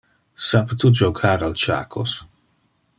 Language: Interlingua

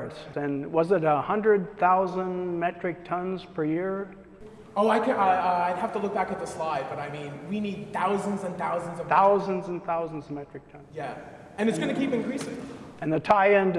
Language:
English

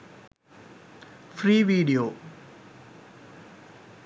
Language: Sinhala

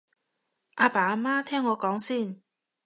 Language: Cantonese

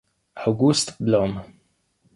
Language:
Italian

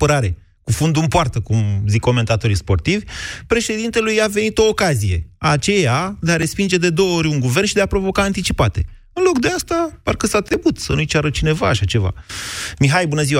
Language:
Romanian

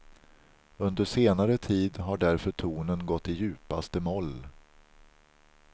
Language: Swedish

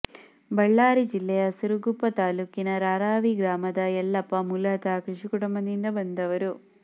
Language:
Kannada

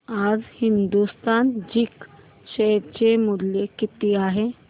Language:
Marathi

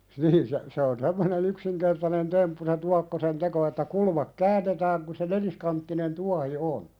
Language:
Finnish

